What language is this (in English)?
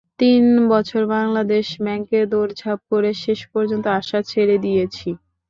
Bangla